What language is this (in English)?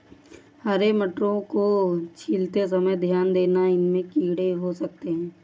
Hindi